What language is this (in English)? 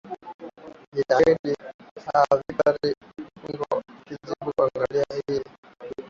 Swahili